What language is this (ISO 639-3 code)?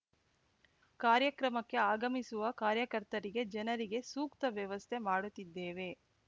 kan